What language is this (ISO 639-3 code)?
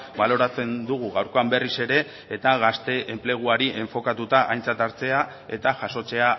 eus